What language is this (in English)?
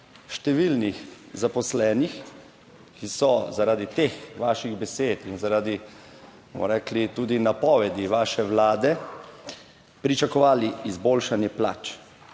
Slovenian